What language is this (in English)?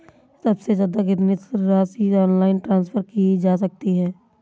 Hindi